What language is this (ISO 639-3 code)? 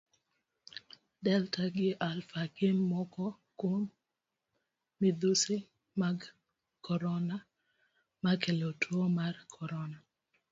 luo